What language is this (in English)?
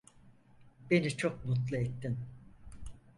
Turkish